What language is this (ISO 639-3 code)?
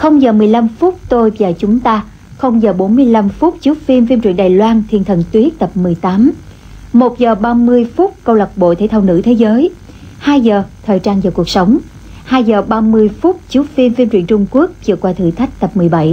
vie